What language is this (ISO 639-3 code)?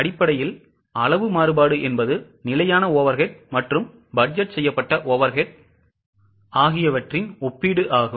tam